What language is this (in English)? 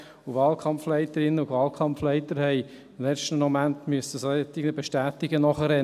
Swiss German